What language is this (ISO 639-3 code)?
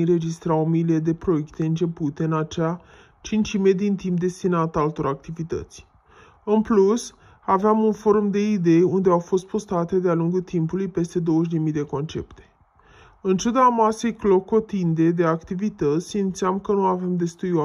ron